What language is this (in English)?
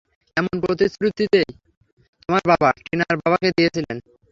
Bangla